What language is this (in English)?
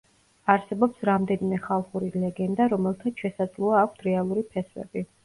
Georgian